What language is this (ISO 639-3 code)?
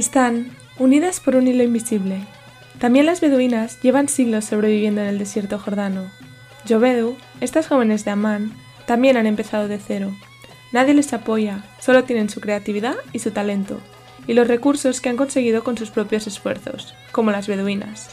spa